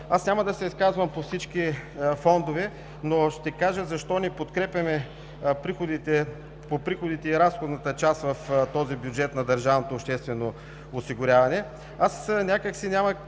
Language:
Bulgarian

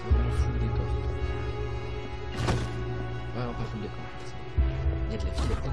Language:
French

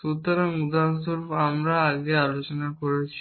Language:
Bangla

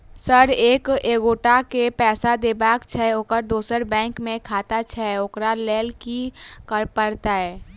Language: Maithili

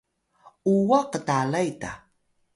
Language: Atayal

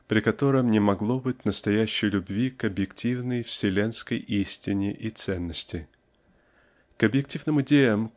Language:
Russian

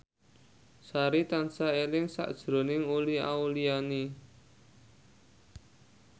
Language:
Javanese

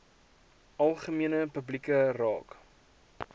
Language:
Afrikaans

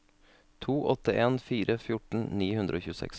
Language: Norwegian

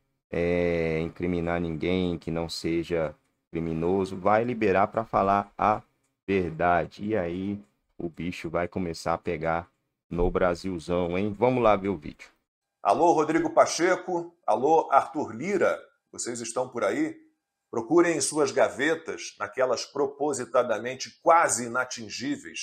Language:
Portuguese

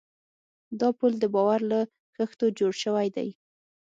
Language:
Pashto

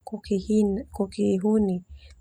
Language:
Termanu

